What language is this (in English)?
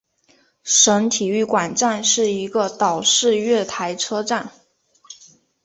Chinese